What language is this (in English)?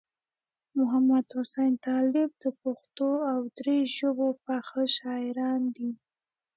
Pashto